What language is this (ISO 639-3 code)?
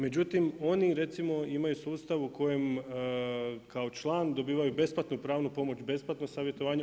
hrv